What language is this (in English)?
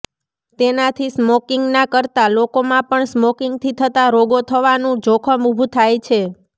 Gujarati